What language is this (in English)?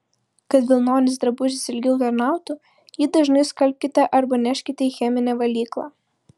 Lithuanian